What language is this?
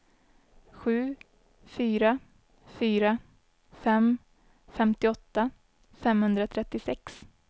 Swedish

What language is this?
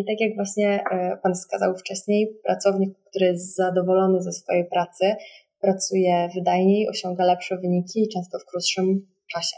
Polish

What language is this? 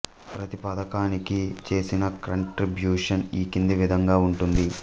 Telugu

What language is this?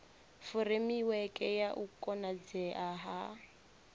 Venda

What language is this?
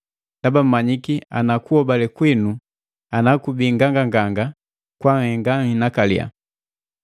Matengo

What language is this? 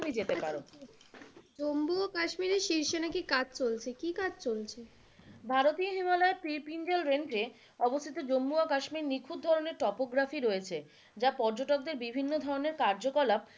Bangla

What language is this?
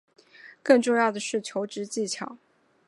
Chinese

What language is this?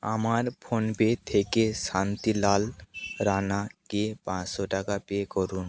Bangla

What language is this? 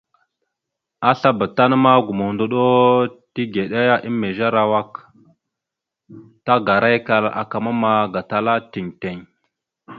Mada (Cameroon)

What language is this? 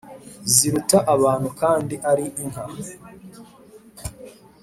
Kinyarwanda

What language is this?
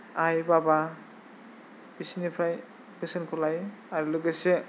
Bodo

